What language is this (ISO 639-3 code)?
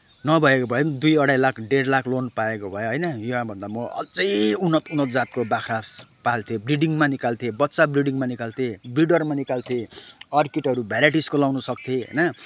nep